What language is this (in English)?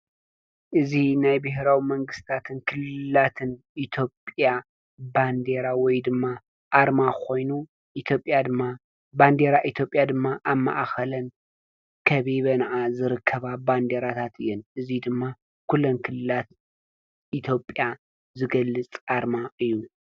Tigrinya